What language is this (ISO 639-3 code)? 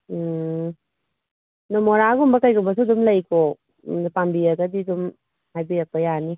mni